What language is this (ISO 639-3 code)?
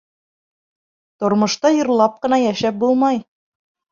bak